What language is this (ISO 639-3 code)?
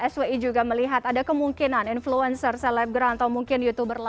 ind